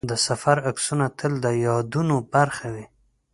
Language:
Pashto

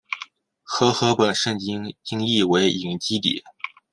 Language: Chinese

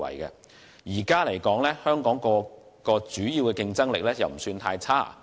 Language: Cantonese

